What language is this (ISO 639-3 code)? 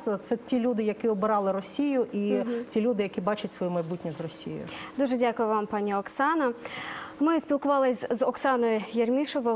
ukr